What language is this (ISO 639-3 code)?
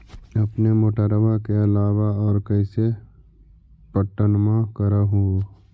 mag